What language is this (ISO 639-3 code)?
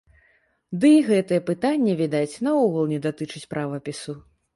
bel